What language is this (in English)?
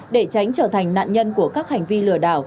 Vietnamese